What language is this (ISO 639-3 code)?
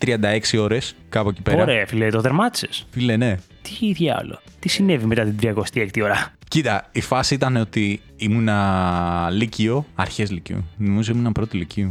ell